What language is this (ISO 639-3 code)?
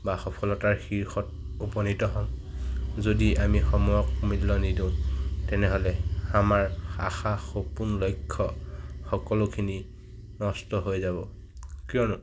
asm